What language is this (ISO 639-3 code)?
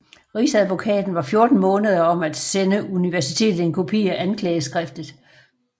dan